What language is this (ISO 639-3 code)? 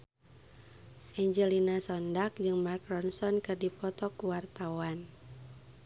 sun